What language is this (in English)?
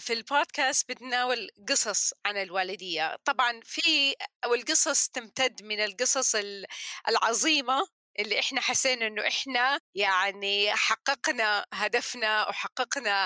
Arabic